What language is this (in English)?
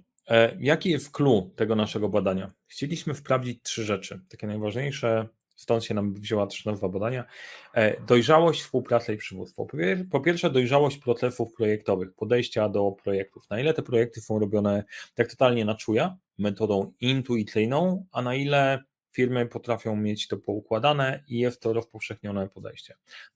Polish